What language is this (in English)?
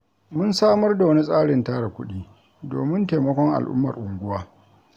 Hausa